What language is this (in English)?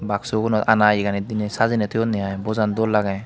Chakma